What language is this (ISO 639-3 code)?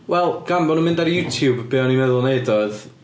cym